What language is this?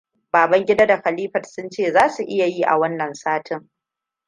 Hausa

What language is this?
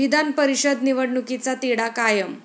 Marathi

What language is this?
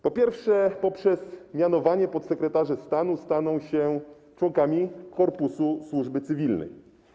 Polish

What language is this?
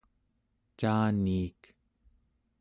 Central Yupik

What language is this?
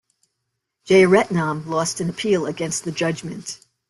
English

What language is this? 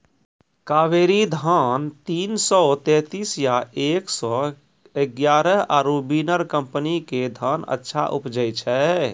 Maithili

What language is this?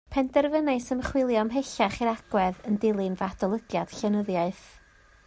Welsh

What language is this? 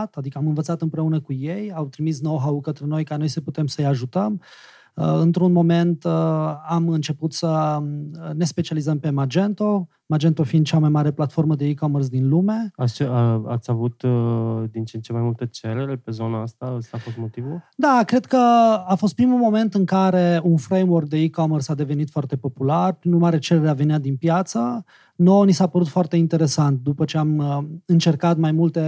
Romanian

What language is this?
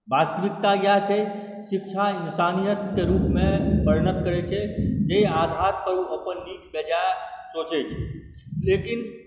Maithili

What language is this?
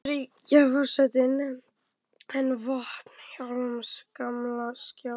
Icelandic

